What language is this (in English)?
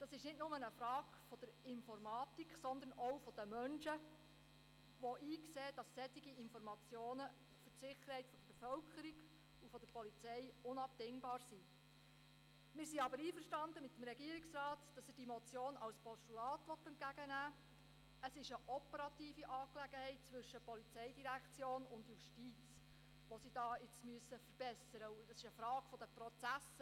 Swiss German